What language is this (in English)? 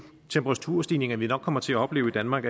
Danish